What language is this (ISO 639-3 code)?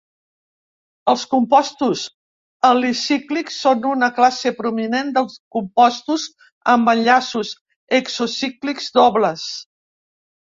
cat